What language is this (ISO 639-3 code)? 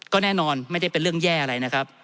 tha